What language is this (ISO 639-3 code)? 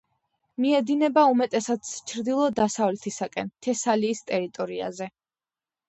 kat